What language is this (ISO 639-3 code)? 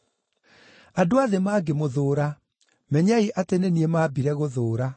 kik